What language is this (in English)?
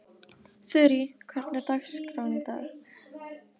Icelandic